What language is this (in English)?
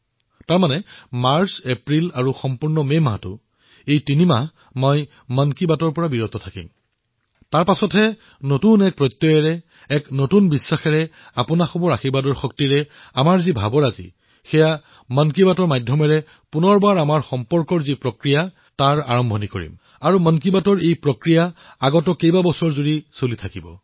Assamese